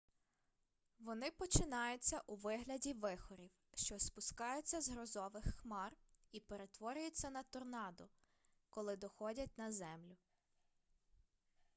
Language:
Ukrainian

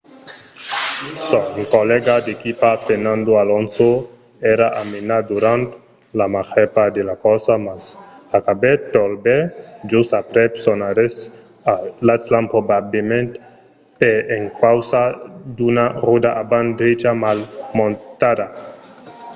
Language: Occitan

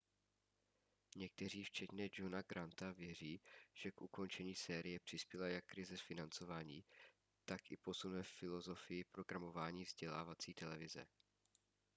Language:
Czech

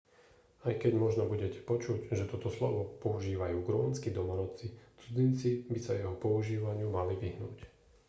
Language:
Slovak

